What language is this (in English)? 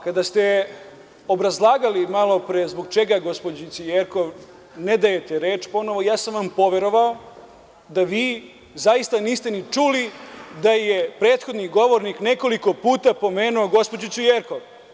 Serbian